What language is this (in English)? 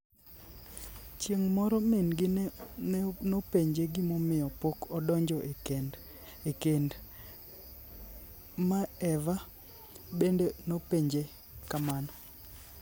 Luo (Kenya and Tanzania)